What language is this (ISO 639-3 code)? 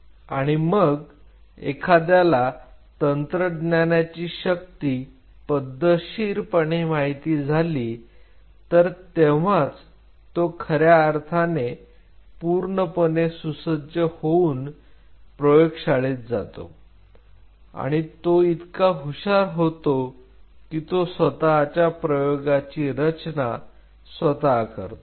mar